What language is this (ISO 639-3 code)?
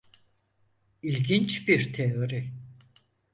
tur